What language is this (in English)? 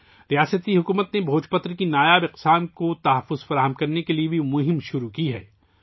Urdu